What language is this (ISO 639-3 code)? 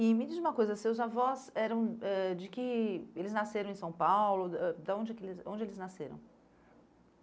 por